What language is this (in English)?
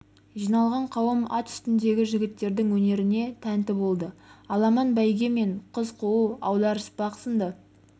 Kazakh